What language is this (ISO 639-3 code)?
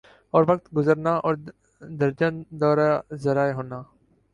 urd